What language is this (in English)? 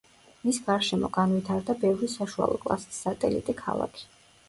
Georgian